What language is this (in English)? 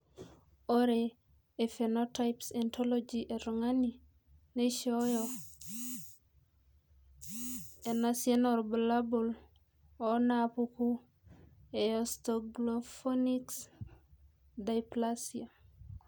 Masai